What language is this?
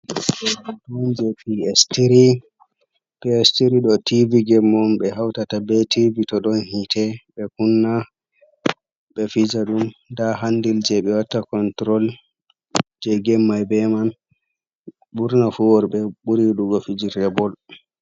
Fula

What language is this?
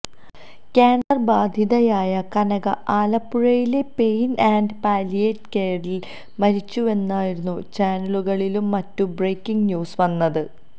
Malayalam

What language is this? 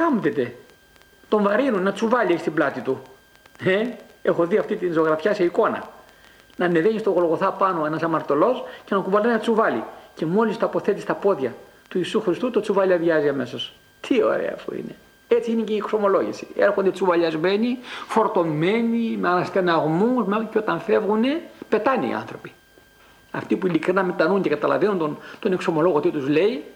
Greek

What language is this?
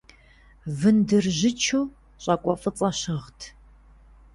Kabardian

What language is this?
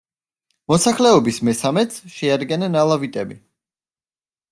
Georgian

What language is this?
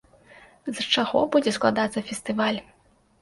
Belarusian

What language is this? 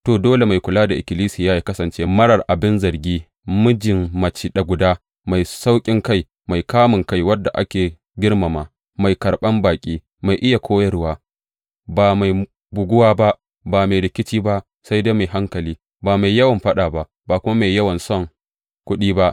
Hausa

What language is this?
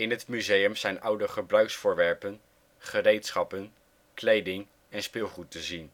Dutch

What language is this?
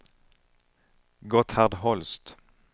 Swedish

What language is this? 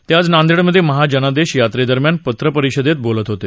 Marathi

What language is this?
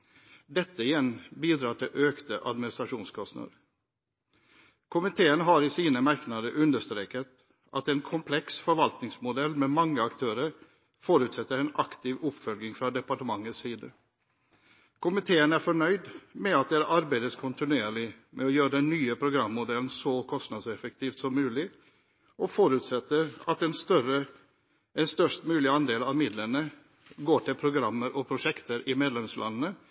Norwegian Bokmål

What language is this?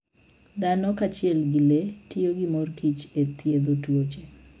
Luo (Kenya and Tanzania)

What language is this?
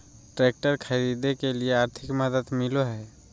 Magahi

